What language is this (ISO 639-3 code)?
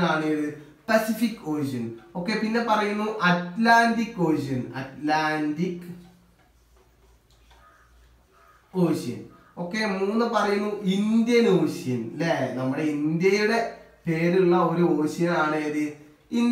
hin